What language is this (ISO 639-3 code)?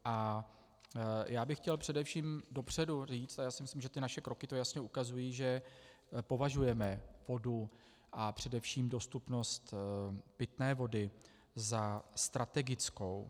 ces